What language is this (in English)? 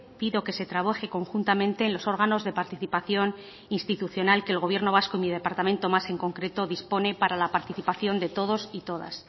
Spanish